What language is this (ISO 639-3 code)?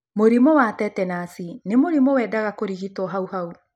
kik